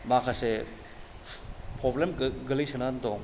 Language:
Bodo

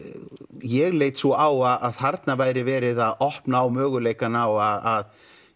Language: Icelandic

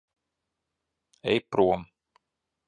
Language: Latvian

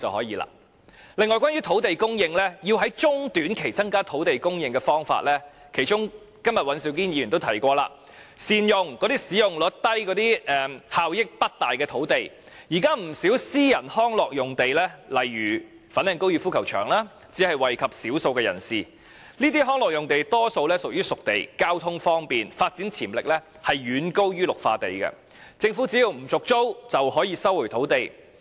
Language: Cantonese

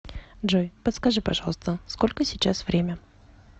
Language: Russian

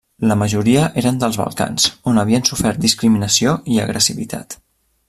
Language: Catalan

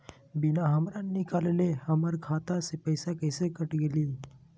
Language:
Magahi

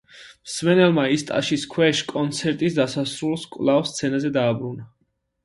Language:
Georgian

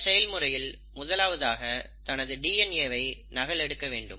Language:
Tamil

